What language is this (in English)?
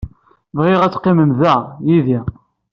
Kabyle